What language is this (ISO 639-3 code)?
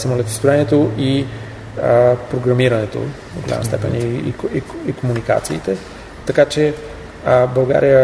bul